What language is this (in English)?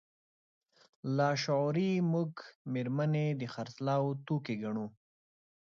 Pashto